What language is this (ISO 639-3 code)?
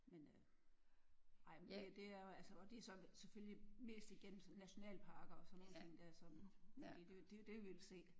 dan